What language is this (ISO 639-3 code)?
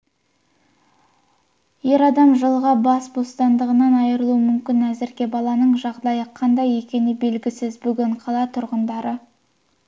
kaz